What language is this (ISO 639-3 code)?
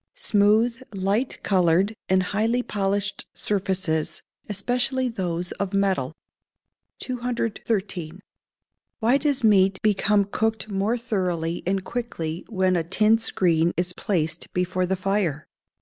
eng